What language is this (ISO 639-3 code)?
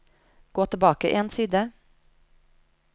nor